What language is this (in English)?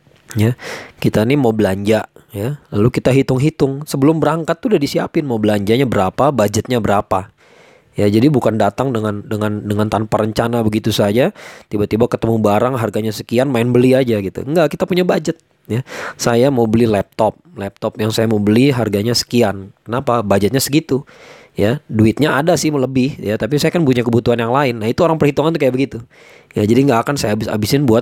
Indonesian